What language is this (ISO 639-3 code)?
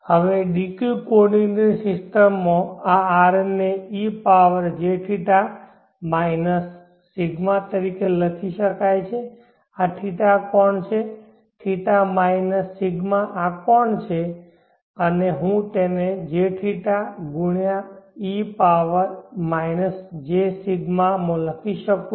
guj